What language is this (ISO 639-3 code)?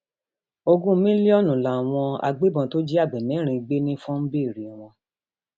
yor